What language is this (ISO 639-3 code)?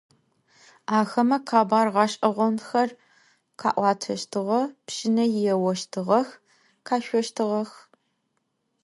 ady